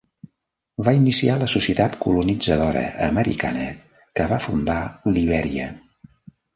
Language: Catalan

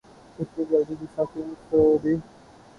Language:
Urdu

